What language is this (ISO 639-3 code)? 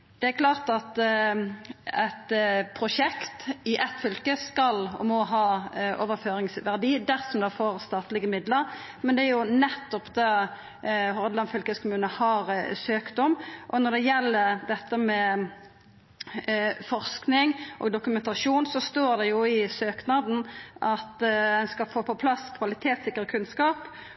nno